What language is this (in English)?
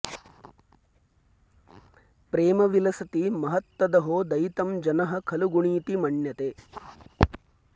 Sanskrit